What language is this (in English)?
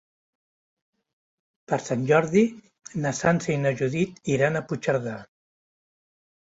Catalan